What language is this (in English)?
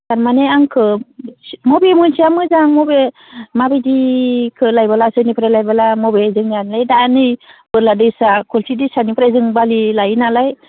Bodo